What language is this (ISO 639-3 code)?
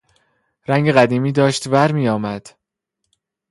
fas